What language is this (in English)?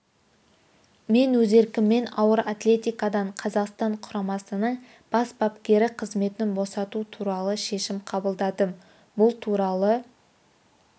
Kazakh